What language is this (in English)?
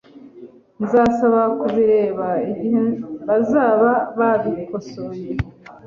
Kinyarwanda